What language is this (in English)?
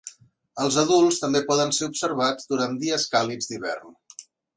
Catalan